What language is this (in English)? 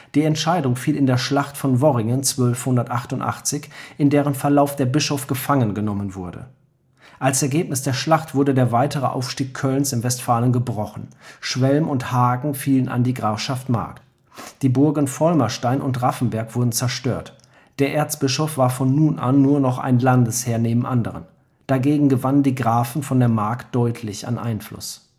German